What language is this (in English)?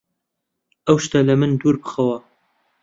Central Kurdish